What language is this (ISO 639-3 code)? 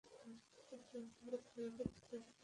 ben